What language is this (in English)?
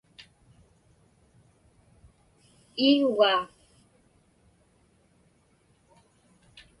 Inupiaq